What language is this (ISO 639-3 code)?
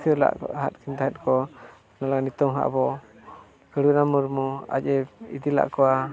sat